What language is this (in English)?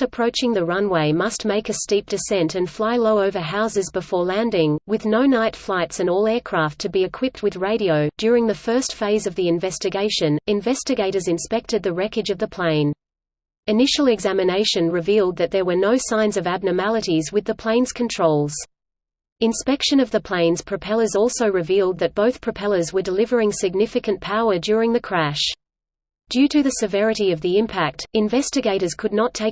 English